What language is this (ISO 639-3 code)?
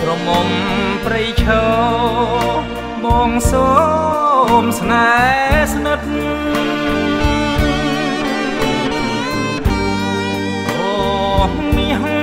tha